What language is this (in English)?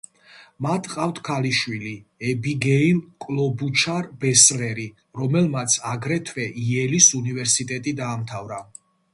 Georgian